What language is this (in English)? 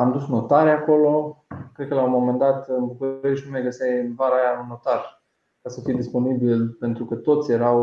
Romanian